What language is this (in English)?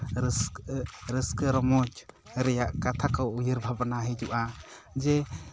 Santali